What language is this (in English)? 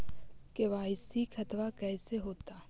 Magahi